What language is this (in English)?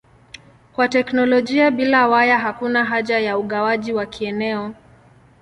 Swahili